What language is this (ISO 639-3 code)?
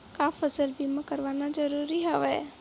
hne